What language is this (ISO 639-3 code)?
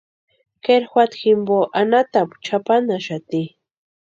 pua